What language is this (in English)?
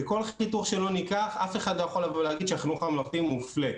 Hebrew